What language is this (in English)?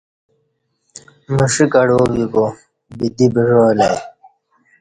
Kati